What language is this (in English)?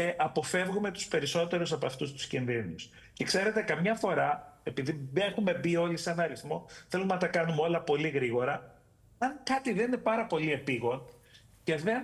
Greek